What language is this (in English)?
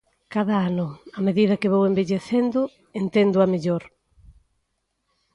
Galician